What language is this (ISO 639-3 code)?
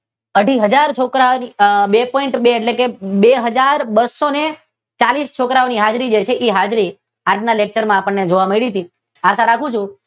guj